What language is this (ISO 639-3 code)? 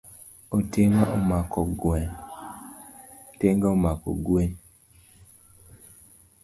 luo